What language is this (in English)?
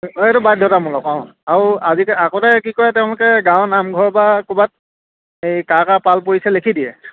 Assamese